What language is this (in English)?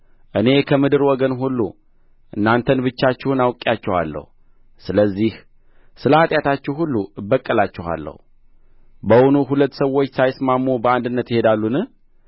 Amharic